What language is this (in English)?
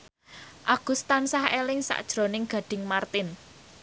Javanese